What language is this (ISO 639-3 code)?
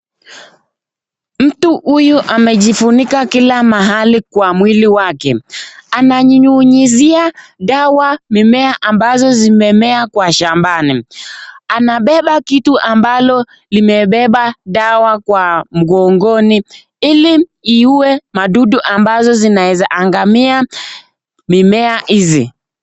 swa